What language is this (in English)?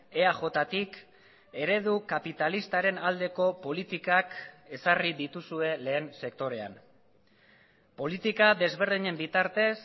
Basque